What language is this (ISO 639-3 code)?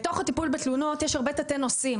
heb